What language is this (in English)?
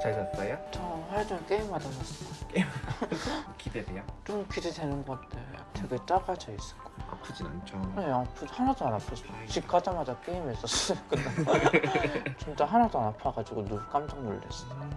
Korean